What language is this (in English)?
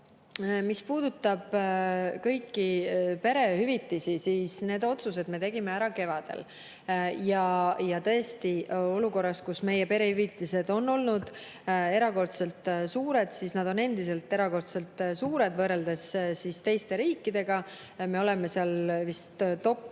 Estonian